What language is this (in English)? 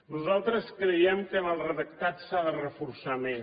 Catalan